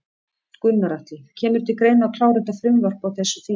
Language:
Icelandic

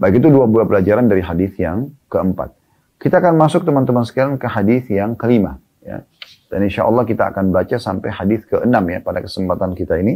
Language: Indonesian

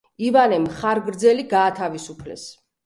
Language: Georgian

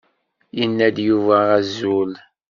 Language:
Kabyle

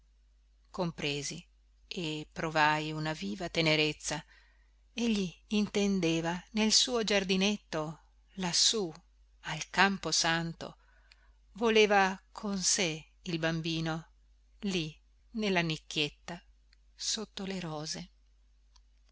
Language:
Italian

